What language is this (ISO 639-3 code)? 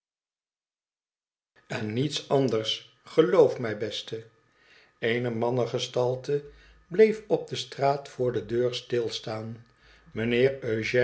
nld